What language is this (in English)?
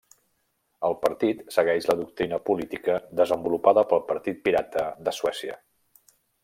Catalan